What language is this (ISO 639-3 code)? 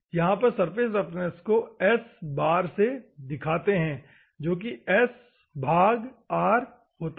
hin